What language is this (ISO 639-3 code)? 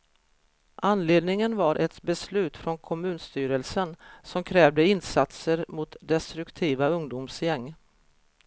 swe